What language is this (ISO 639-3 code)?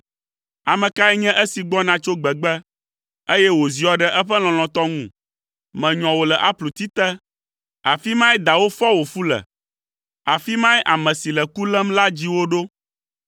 ewe